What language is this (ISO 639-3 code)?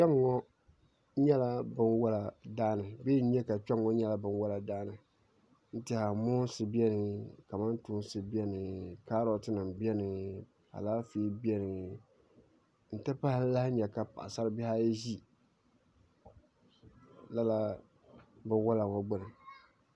dag